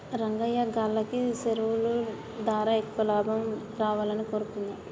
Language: Telugu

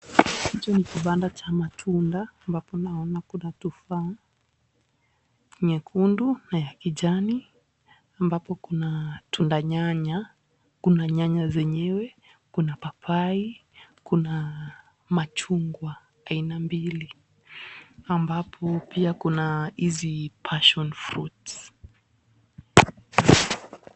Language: Swahili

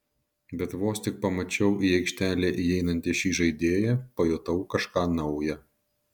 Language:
Lithuanian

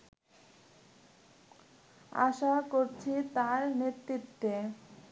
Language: Bangla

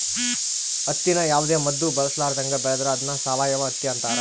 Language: Kannada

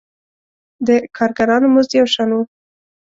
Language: Pashto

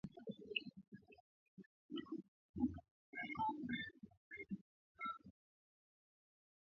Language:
Swahili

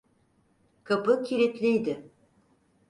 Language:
Turkish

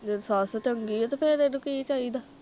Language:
Punjabi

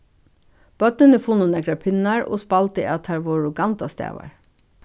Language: Faroese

